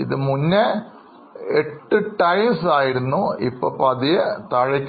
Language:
Malayalam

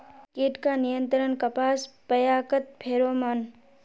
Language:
Magahi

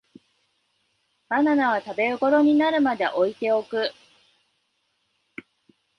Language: Japanese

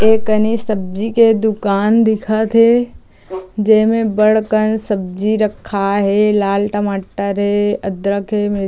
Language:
Chhattisgarhi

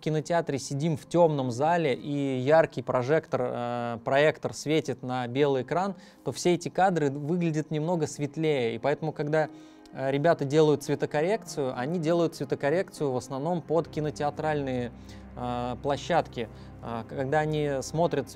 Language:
Russian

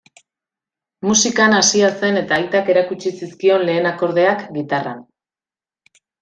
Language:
Basque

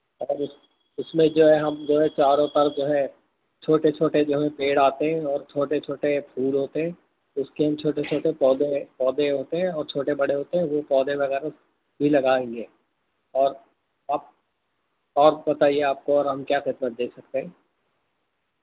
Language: Urdu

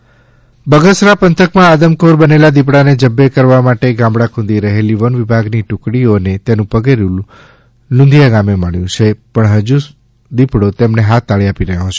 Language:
Gujarati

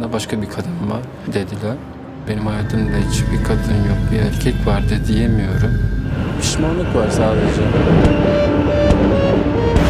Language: Turkish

